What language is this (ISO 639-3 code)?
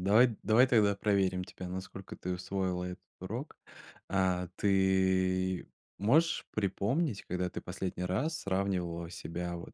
rus